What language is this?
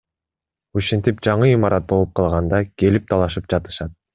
Kyrgyz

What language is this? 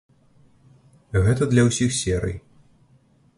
Belarusian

